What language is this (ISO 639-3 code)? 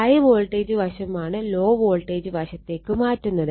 mal